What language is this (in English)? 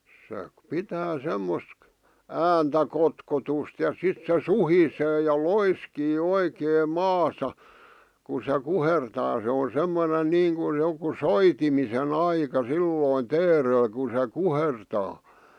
Finnish